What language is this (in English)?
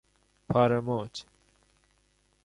Persian